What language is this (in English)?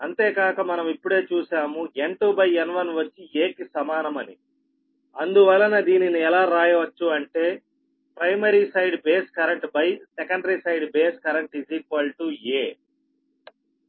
Telugu